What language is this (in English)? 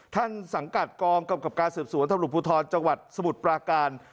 Thai